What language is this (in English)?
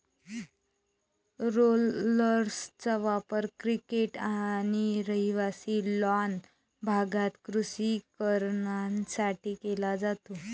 Marathi